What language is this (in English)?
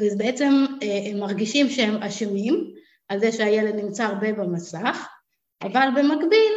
Hebrew